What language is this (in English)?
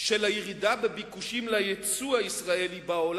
Hebrew